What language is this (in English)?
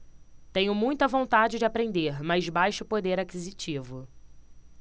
Portuguese